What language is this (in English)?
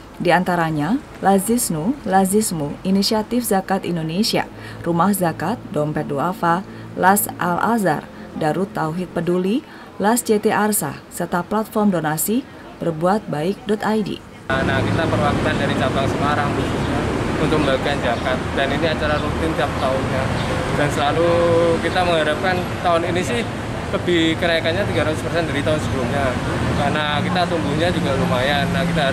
Indonesian